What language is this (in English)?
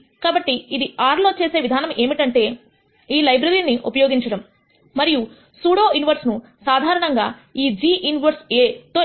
Telugu